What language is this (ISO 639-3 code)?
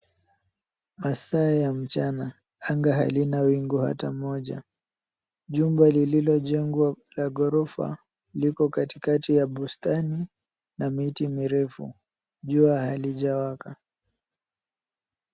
swa